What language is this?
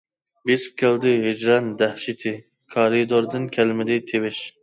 Uyghur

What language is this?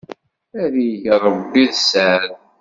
Kabyle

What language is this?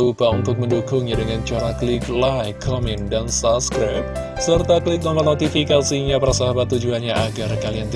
Indonesian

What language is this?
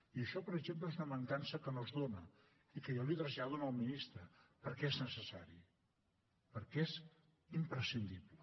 Catalan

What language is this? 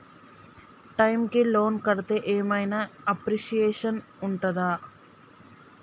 Telugu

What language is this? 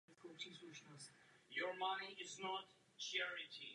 Czech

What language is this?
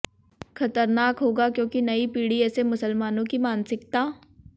Hindi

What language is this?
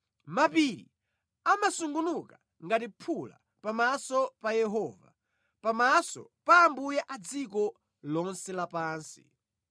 Nyanja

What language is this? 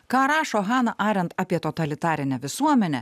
Lithuanian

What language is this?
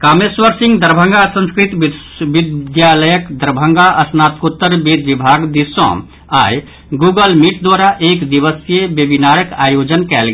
Maithili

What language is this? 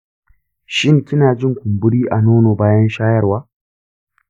Hausa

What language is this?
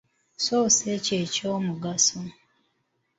Ganda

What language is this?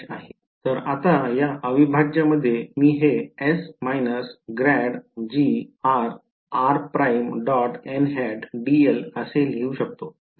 Marathi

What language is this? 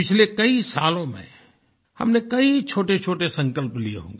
Hindi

